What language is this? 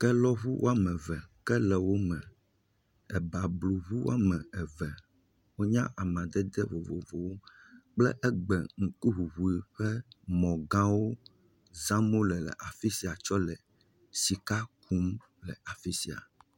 Ewe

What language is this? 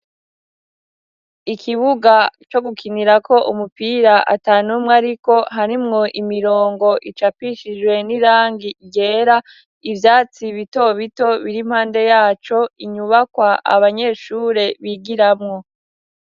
Rundi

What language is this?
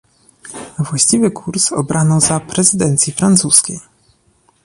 Polish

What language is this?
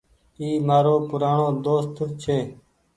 Goaria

